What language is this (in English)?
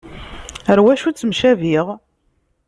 Kabyle